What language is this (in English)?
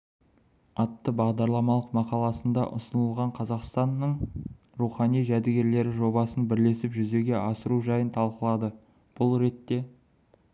Kazakh